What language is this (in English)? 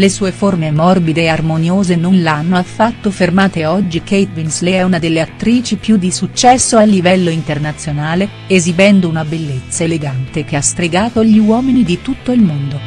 Italian